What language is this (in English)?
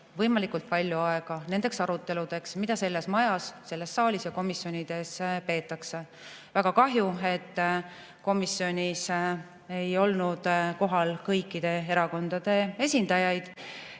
Estonian